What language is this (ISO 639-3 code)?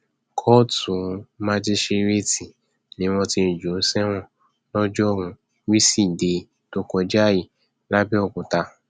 yor